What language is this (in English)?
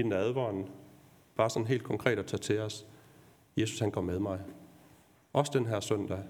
Danish